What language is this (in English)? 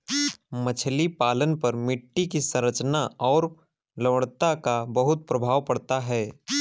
Hindi